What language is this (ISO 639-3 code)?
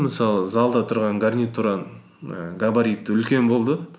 kaz